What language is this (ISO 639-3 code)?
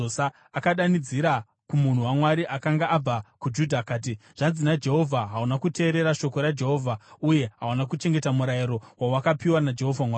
sna